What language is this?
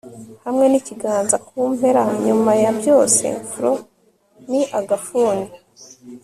Kinyarwanda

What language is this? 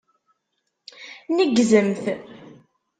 Kabyle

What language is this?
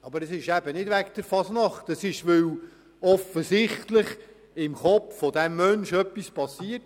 Swiss German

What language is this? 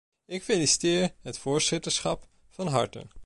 Dutch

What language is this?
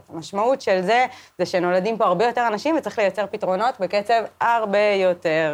Hebrew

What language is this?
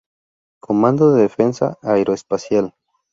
Spanish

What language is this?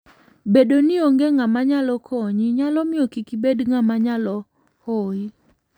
Luo (Kenya and Tanzania)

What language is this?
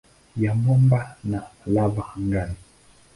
Swahili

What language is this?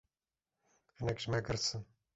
Kurdish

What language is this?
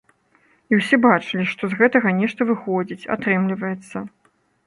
Belarusian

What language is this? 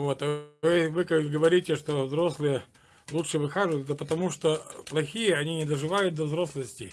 Russian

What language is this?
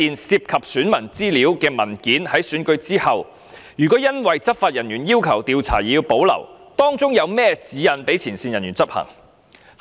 Cantonese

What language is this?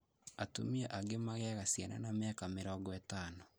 Kikuyu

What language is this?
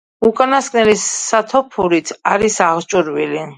Georgian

